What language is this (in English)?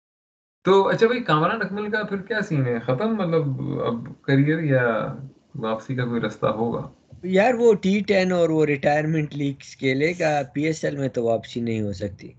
Urdu